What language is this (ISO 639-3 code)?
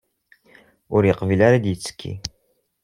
kab